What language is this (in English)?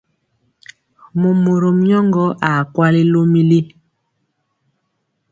Mpiemo